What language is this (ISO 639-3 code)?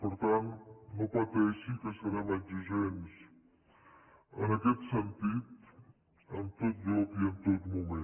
cat